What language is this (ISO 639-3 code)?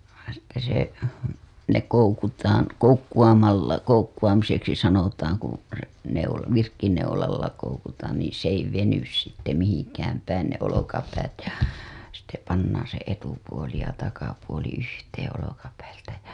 fin